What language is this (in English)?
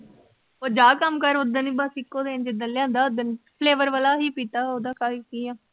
Punjabi